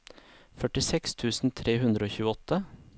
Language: Norwegian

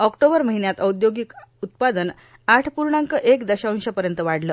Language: Marathi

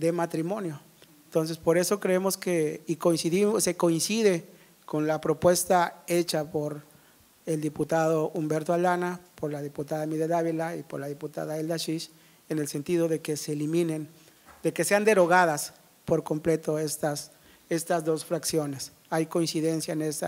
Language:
Spanish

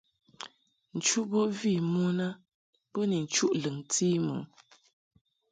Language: Mungaka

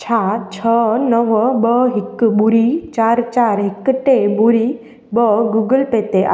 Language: Sindhi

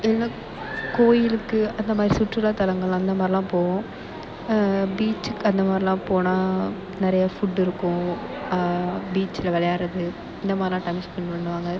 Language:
Tamil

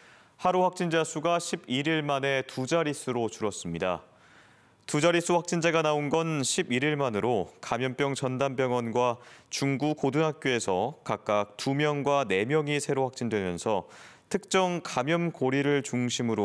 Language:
Korean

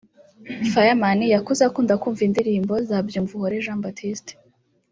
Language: Kinyarwanda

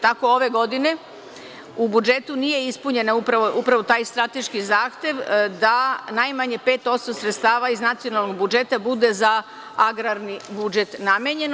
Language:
Serbian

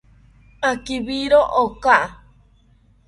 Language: South Ucayali Ashéninka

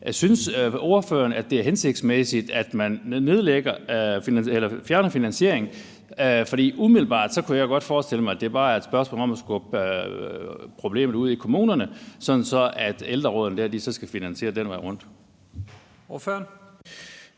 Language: Danish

